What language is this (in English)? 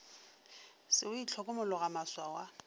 Northern Sotho